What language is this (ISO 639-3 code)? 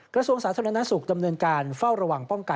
tha